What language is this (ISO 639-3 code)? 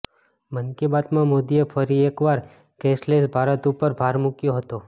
guj